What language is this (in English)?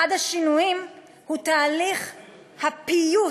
Hebrew